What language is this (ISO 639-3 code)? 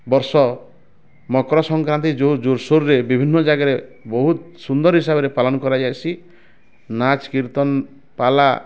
ori